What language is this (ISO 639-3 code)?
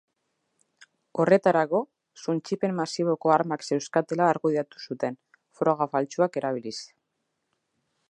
eus